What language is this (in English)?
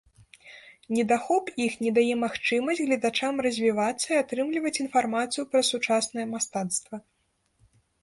Belarusian